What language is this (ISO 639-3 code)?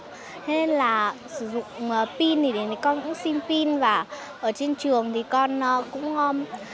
vie